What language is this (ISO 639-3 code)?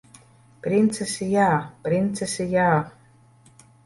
lav